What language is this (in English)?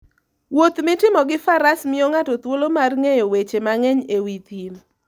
Luo (Kenya and Tanzania)